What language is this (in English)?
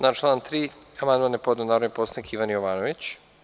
Serbian